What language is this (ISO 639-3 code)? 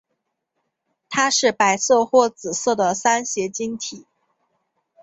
zho